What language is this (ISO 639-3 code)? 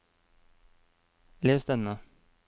nor